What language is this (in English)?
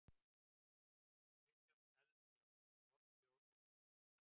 Icelandic